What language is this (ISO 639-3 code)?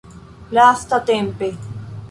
epo